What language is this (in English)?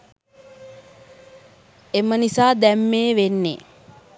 Sinhala